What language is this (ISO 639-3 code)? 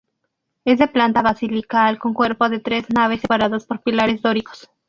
spa